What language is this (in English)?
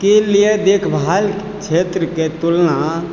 Maithili